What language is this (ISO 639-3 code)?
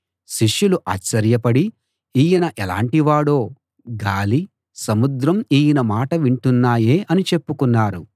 tel